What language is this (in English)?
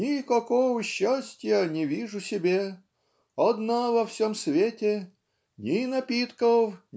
Russian